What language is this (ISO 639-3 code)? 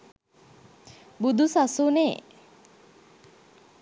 sin